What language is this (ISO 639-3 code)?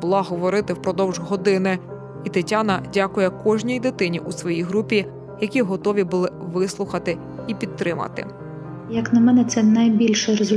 ukr